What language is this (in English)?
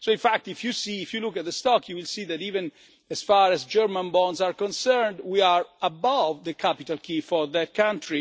English